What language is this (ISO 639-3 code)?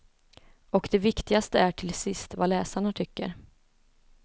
swe